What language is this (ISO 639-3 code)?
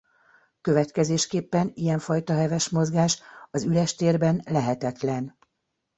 hun